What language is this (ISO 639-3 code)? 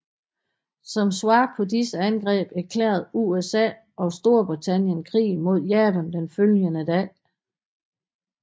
dan